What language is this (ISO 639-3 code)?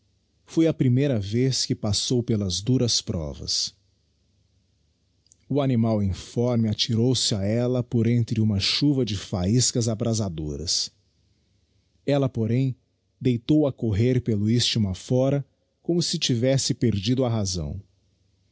por